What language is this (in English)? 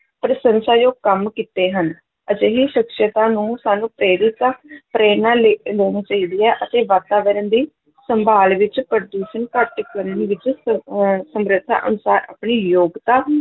Punjabi